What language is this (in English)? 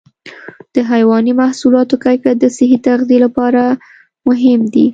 Pashto